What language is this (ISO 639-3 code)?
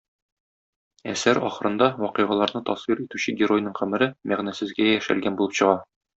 tat